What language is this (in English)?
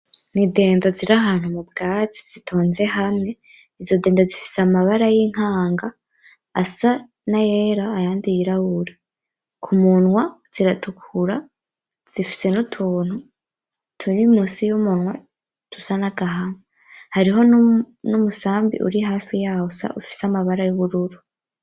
Rundi